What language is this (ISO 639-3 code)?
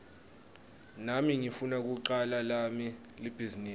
ssw